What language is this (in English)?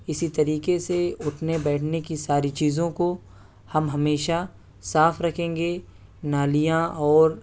Urdu